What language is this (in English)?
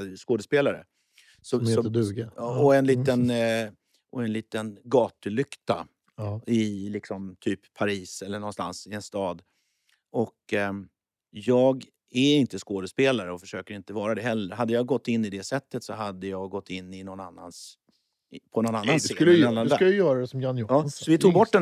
Swedish